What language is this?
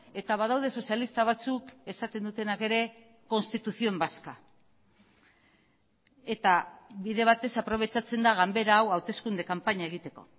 Basque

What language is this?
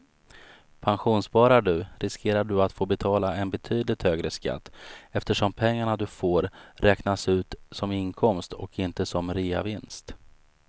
Swedish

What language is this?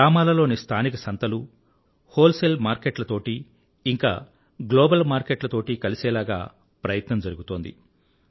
Telugu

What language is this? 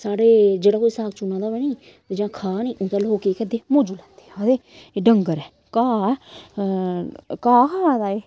Dogri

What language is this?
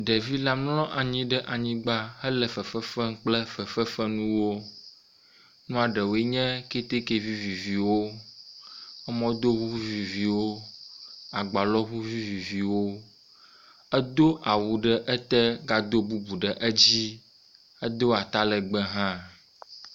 Ewe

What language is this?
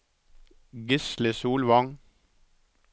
Norwegian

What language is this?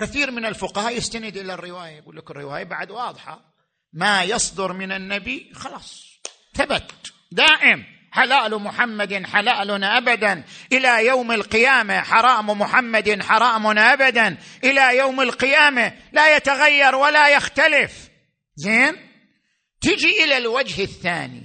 Arabic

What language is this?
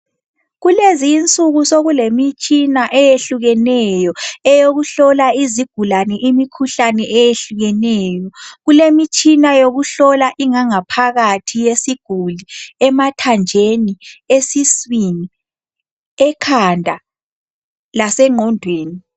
North Ndebele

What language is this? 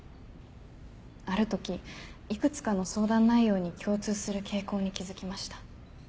Japanese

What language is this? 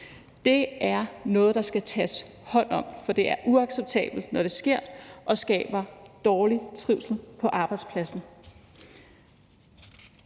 Danish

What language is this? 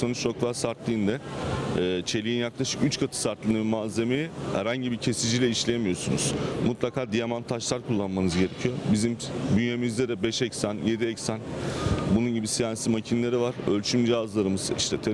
Turkish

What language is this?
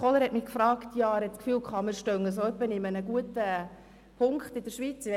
Swiss German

